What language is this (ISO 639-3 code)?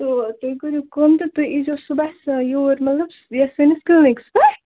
kas